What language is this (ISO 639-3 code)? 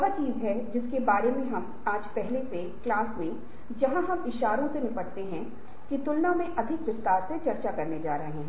hin